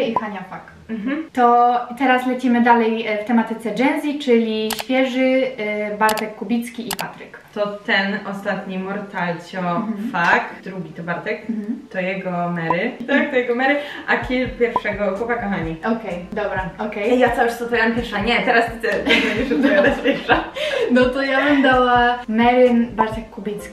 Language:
Polish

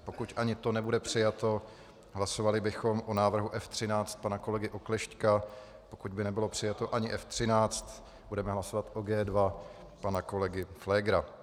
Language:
Czech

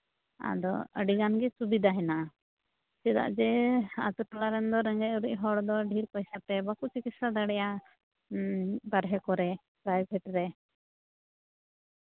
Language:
Santali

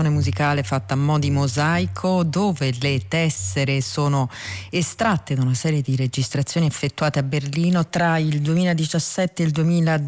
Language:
Italian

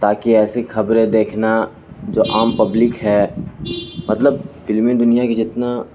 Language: Urdu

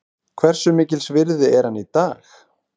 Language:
Icelandic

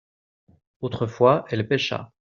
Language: French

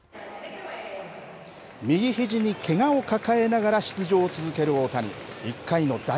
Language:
Japanese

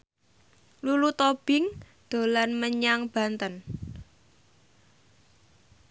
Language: Javanese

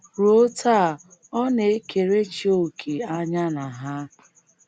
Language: Igbo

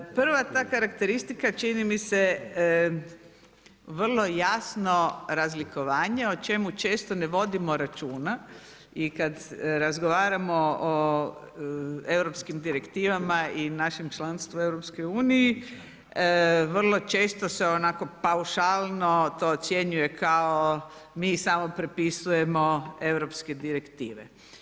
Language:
Croatian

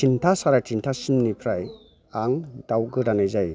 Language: Bodo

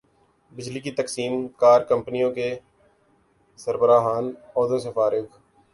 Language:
Urdu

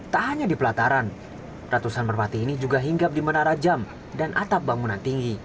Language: Indonesian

